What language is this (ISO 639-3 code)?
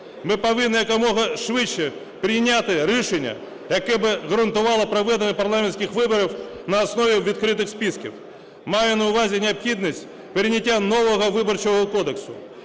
ukr